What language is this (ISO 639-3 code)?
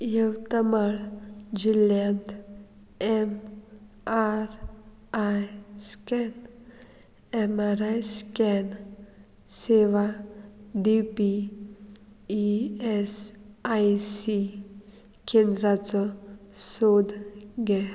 kok